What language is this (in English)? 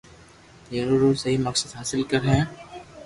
Loarki